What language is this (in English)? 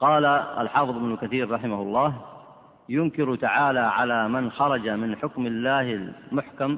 Arabic